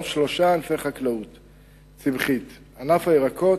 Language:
Hebrew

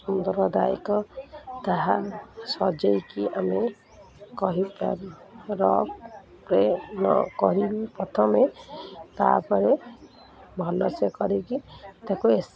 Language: Odia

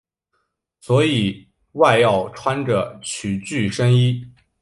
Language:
Chinese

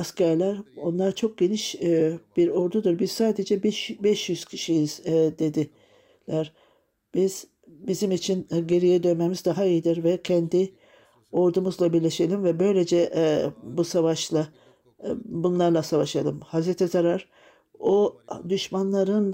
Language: Turkish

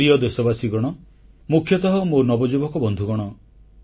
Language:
Odia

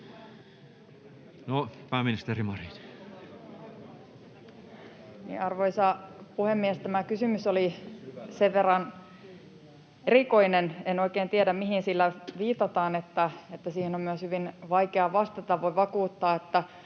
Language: Finnish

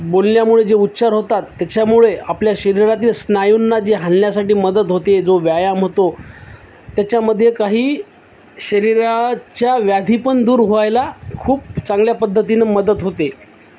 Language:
Marathi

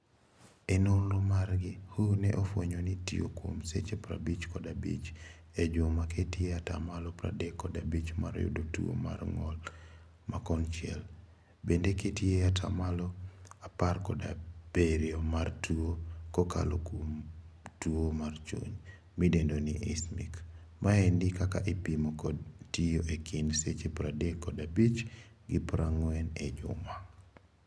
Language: Luo (Kenya and Tanzania)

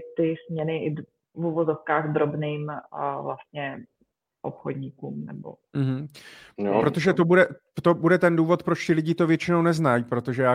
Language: Czech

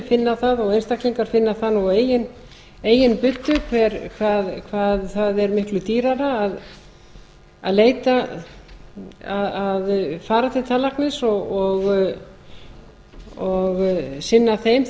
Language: Icelandic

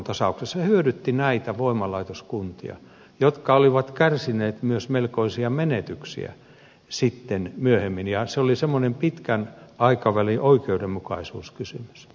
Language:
Finnish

